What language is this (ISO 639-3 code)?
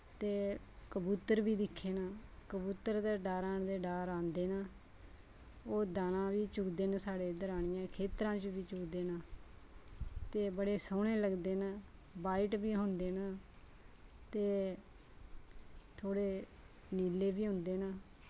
doi